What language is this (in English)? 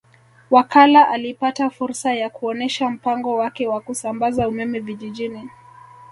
Swahili